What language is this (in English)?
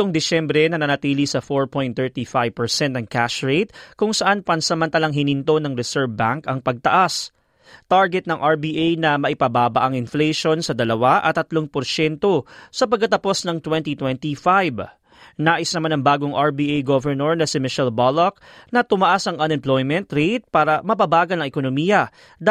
Filipino